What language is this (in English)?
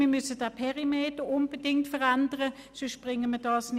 Swiss German